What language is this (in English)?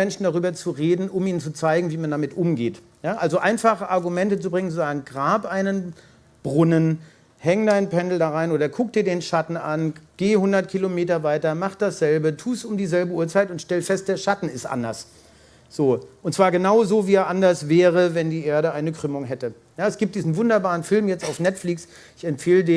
German